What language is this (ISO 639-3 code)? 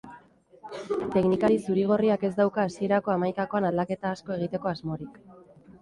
eus